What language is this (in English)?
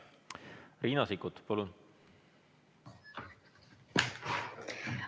Estonian